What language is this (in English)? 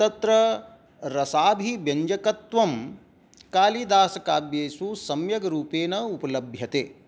Sanskrit